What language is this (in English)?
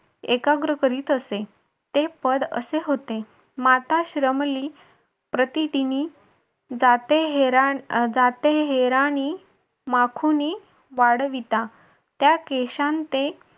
Marathi